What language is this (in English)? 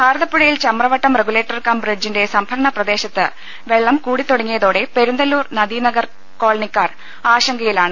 Malayalam